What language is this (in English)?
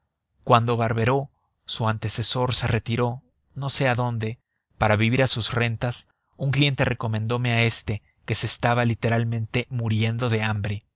Spanish